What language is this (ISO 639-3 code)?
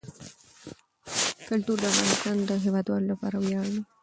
pus